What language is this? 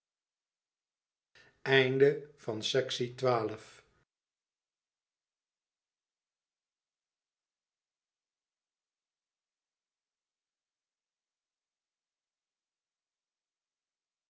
Dutch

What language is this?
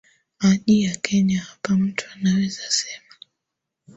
Swahili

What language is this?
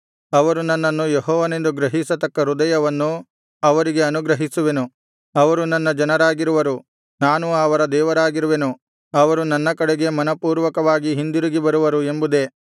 Kannada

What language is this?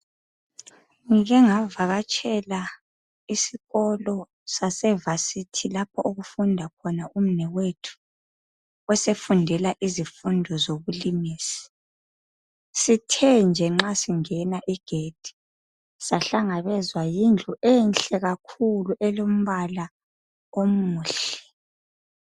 North Ndebele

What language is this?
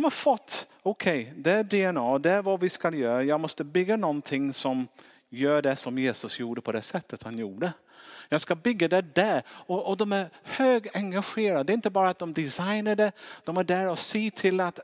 Swedish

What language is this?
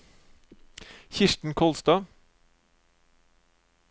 Norwegian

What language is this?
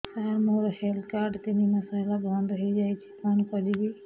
Odia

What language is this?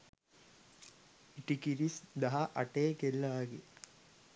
Sinhala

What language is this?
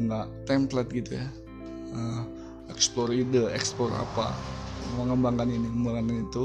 Indonesian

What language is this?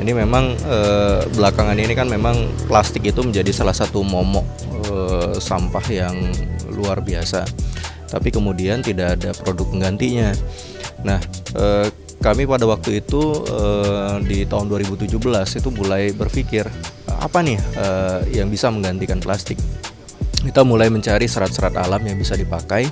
Indonesian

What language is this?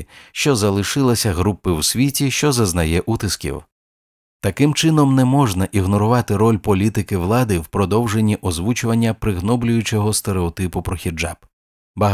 Ukrainian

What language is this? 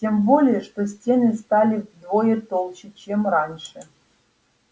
Russian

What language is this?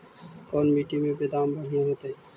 Magahi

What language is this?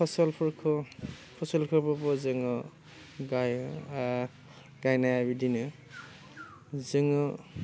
Bodo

